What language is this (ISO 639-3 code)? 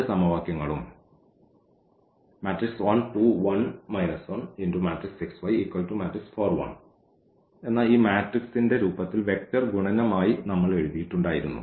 mal